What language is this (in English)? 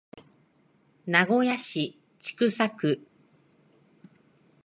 Japanese